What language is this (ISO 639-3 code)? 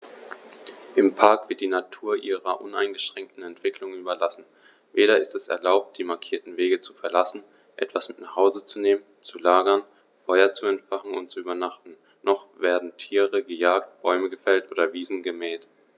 deu